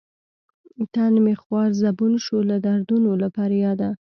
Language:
Pashto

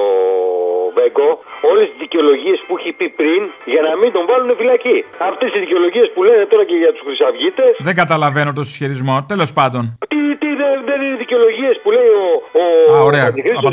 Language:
Greek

